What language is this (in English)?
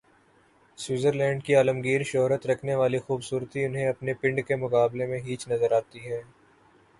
Urdu